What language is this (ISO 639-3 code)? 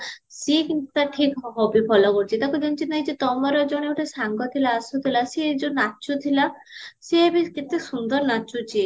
ori